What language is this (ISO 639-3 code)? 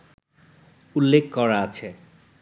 ben